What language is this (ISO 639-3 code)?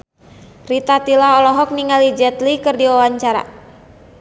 sun